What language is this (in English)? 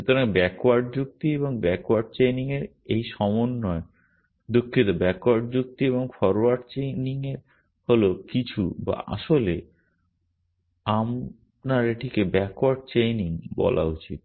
Bangla